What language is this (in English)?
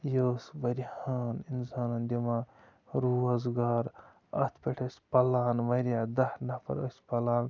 Kashmiri